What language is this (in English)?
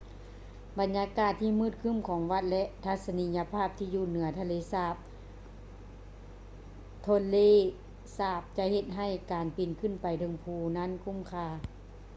Lao